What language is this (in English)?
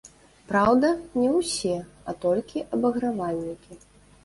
Belarusian